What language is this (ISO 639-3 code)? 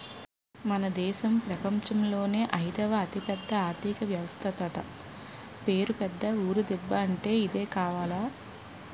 tel